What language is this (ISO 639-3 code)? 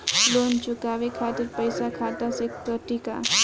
bho